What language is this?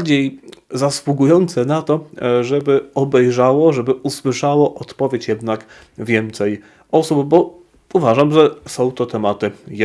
Polish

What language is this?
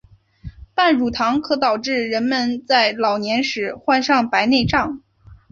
Chinese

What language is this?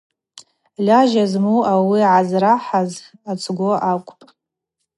Abaza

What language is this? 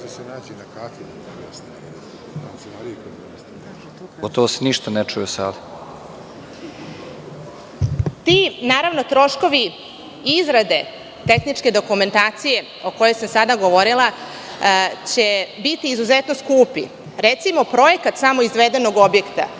Serbian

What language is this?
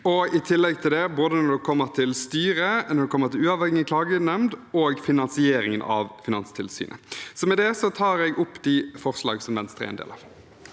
Norwegian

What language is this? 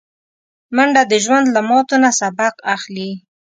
Pashto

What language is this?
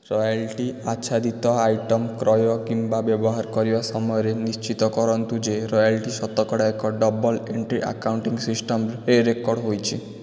Odia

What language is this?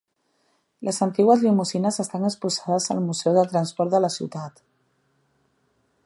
Catalan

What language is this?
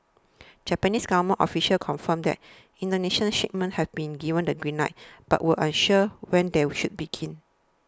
English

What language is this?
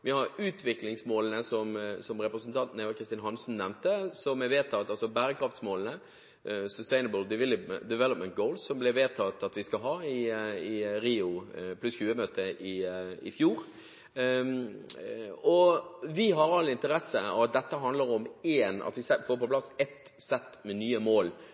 Norwegian Bokmål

